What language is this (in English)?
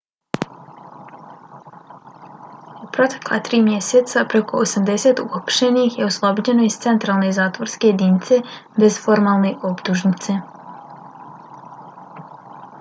Bosnian